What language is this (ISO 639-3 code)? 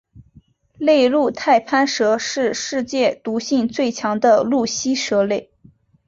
zho